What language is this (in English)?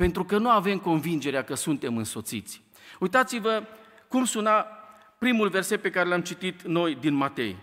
Romanian